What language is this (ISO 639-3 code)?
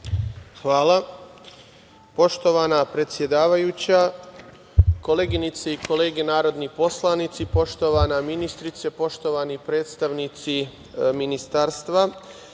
srp